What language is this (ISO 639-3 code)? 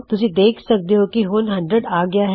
pan